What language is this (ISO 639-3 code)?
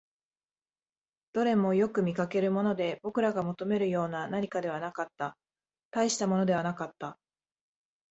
jpn